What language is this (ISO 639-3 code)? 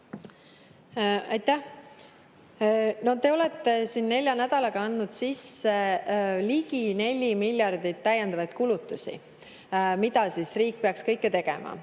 est